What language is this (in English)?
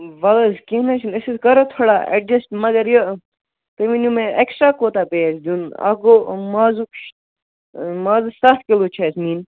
Kashmiri